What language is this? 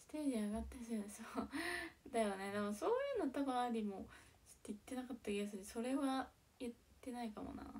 Japanese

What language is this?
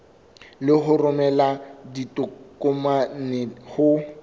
Southern Sotho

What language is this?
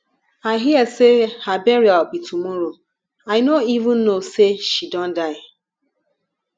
Nigerian Pidgin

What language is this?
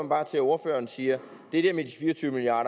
Danish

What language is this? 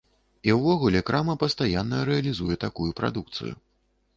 Belarusian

